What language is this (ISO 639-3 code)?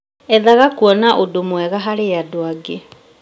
kik